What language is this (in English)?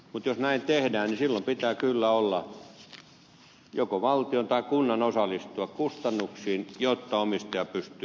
Finnish